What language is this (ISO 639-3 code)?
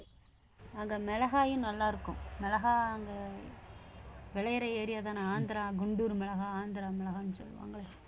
tam